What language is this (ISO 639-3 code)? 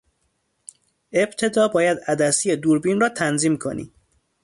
fas